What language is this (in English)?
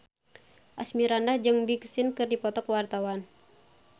Sundanese